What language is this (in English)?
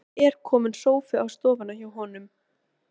Icelandic